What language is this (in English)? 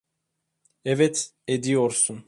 Turkish